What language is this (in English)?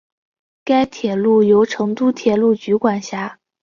Chinese